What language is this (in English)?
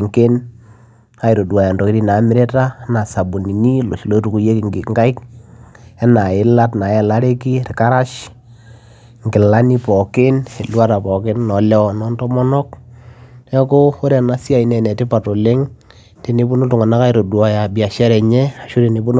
Masai